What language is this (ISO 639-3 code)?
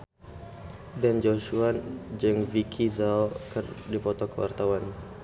sun